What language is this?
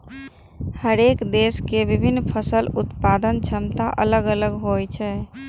Maithili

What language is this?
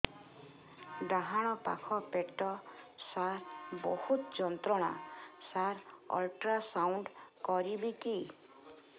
Odia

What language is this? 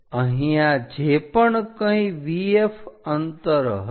Gujarati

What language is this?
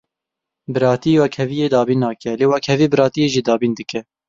Kurdish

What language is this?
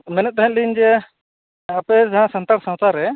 Santali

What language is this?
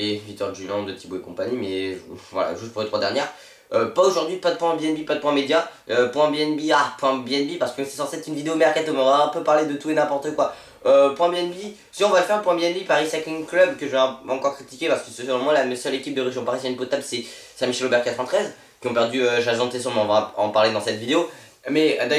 French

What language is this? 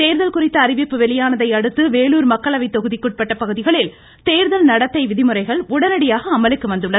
Tamil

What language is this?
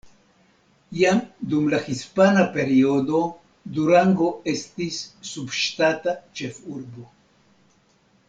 Esperanto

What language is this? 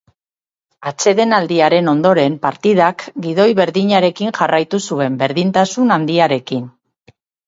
Basque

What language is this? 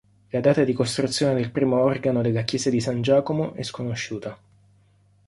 Italian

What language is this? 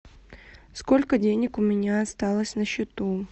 Russian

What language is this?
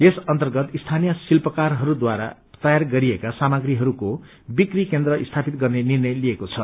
Nepali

